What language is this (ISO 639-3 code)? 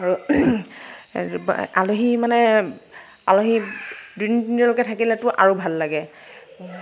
asm